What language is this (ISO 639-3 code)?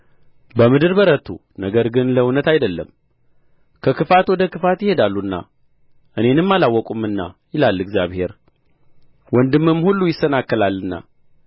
amh